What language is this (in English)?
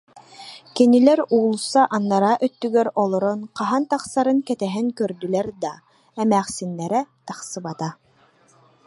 Yakut